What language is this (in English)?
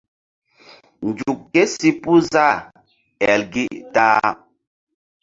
Mbum